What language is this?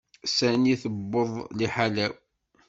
Kabyle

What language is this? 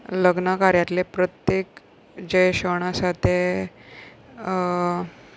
Konkani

